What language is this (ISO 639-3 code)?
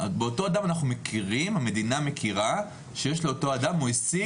heb